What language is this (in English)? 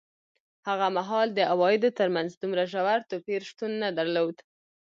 Pashto